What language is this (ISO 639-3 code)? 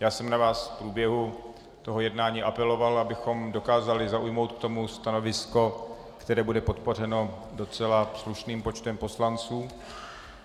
ces